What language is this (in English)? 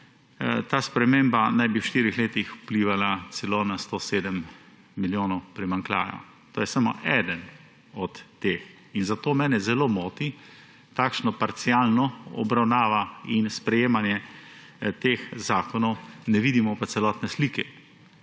Slovenian